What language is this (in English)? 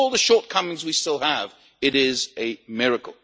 English